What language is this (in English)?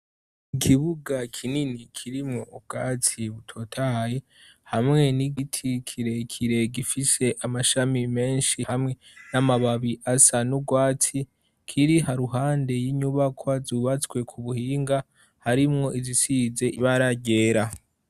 Rundi